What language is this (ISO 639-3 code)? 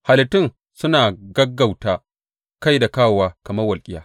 hau